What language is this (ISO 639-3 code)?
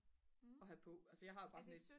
dan